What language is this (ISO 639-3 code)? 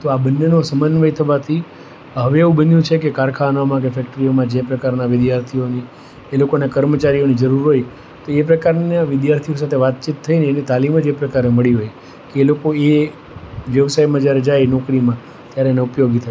guj